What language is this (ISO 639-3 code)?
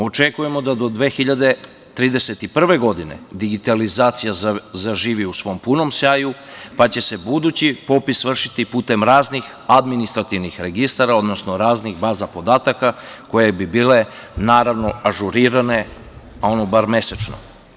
srp